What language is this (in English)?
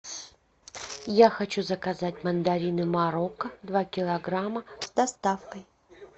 Russian